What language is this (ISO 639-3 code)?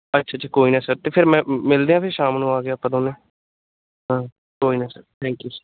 pan